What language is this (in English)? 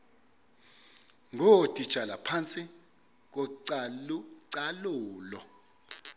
Xhosa